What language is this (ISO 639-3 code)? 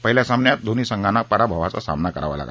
mar